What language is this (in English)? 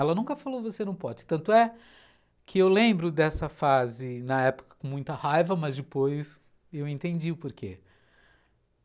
Portuguese